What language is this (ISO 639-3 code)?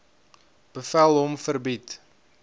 afr